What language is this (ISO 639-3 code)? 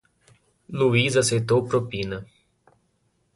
por